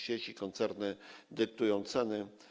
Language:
Polish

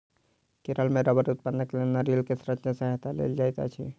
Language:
Maithili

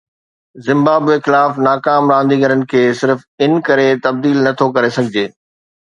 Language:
Sindhi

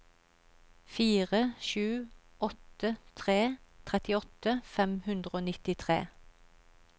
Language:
Norwegian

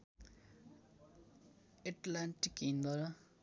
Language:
Nepali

